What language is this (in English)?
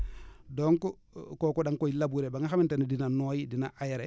Wolof